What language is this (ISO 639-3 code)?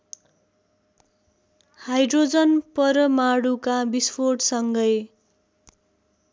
nep